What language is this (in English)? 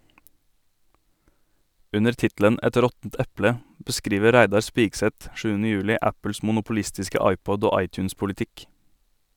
Norwegian